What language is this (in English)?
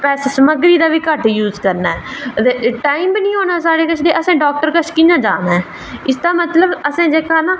Dogri